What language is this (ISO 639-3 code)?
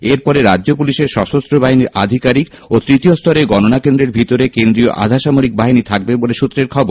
ben